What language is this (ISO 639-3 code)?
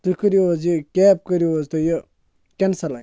kas